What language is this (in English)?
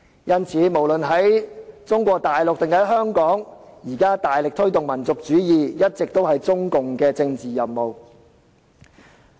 Cantonese